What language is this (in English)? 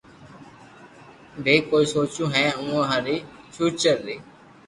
Loarki